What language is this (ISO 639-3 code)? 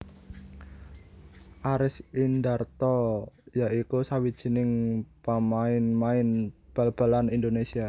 jav